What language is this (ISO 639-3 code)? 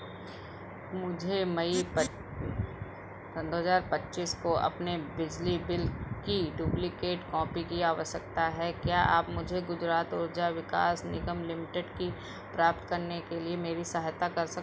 hin